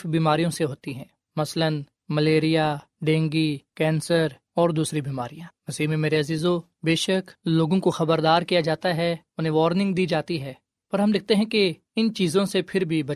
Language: Urdu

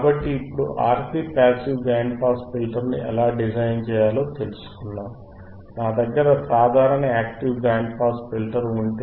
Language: Telugu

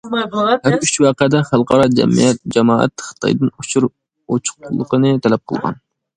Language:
Uyghur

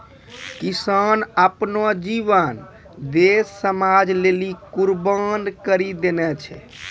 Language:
Maithili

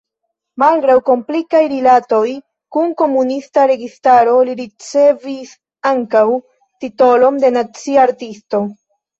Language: Esperanto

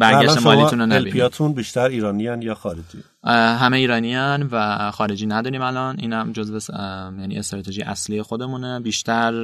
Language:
Persian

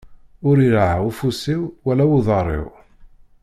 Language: Kabyle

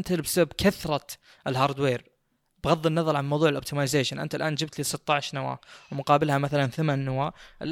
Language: Arabic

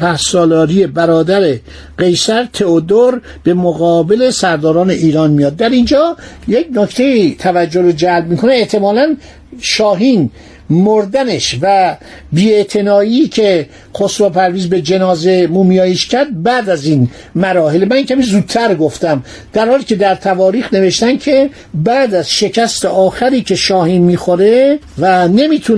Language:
Persian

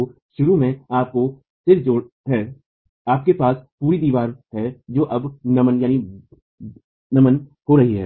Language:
Hindi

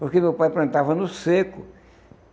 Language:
Portuguese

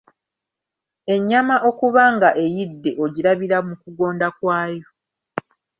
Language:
Ganda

